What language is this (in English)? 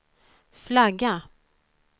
Swedish